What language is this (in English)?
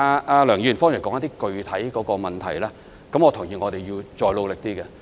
Cantonese